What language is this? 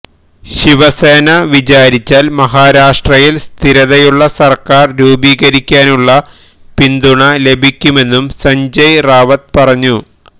Malayalam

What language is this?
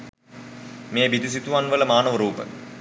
Sinhala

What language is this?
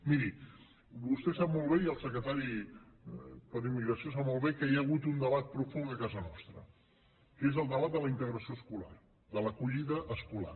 Catalan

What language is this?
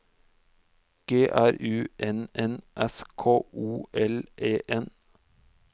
Norwegian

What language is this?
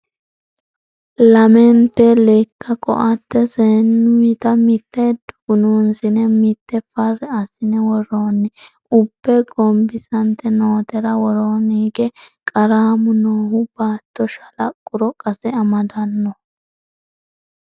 Sidamo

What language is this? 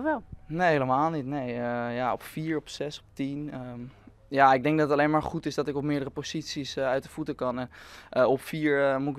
Dutch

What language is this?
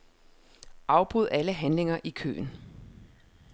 Danish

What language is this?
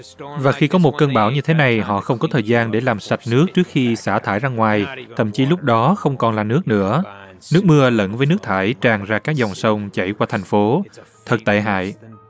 Vietnamese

